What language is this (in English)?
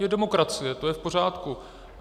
Czech